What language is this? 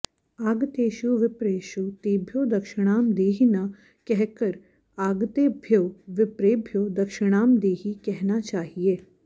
Sanskrit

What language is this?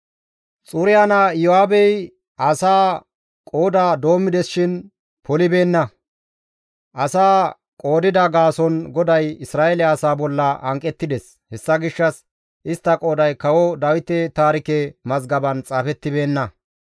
Gamo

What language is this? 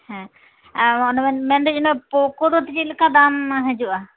Santali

